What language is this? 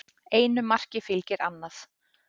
Icelandic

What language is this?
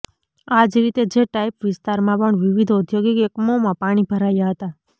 Gujarati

